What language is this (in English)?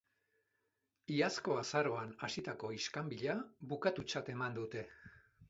Basque